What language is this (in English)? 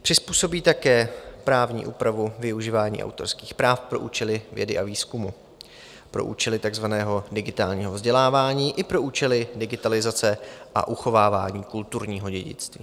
Czech